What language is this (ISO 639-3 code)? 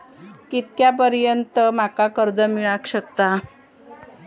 mar